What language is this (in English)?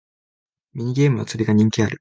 Japanese